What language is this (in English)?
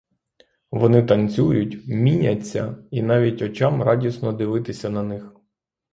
Ukrainian